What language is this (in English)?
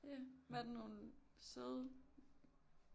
Danish